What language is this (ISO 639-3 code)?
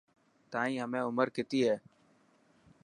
mki